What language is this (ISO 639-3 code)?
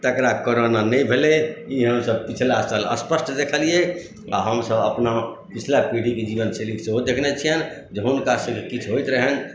mai